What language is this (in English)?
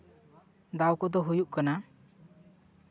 Santali